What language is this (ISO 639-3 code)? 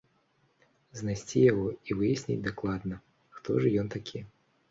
bel